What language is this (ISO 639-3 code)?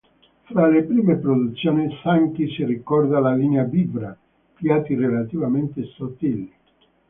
ita